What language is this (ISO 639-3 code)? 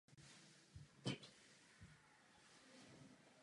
ces